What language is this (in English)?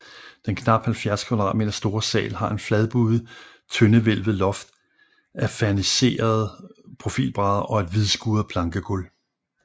Danish